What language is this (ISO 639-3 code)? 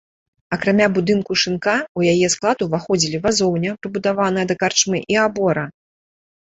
bel